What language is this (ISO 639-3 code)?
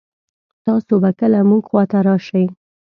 pus